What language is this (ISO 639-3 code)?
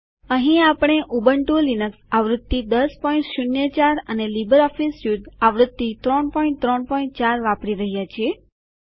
guj